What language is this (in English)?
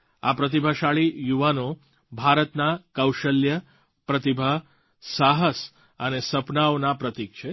Gujarati